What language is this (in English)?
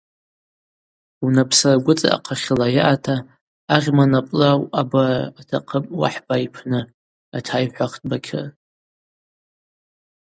Abaza